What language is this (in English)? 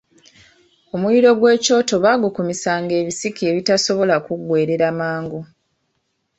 Ganda